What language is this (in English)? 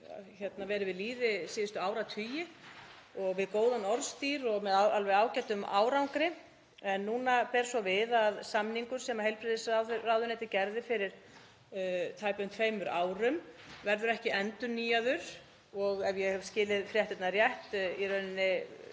Icelandic